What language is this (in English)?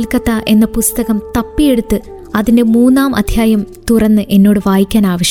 Malayalam